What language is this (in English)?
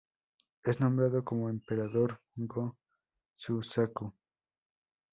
Spanish